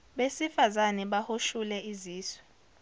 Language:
Zulu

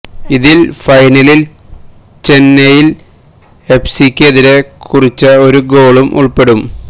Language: Malayalam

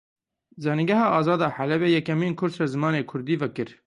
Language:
Kurdish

